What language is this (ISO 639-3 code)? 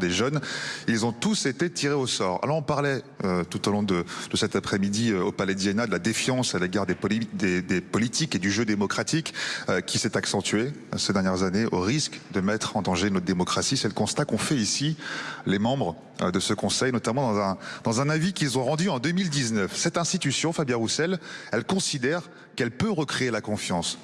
fra